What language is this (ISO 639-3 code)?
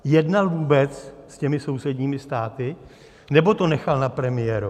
ces